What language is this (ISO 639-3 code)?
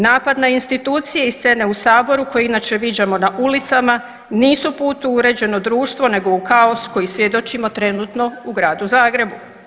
hrv